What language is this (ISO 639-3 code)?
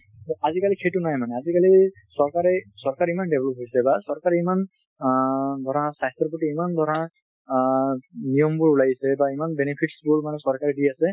asm